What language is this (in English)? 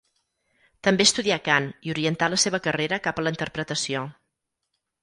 Catalan